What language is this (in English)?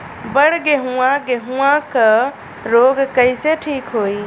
Bhojpuri